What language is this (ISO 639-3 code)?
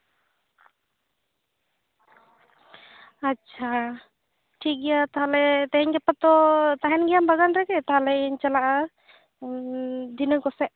sat